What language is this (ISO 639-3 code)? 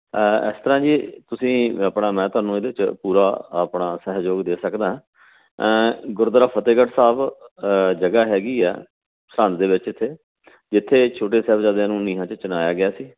pan